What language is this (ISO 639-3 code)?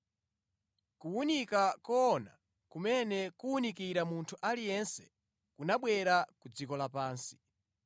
nya